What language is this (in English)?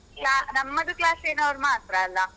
Kannada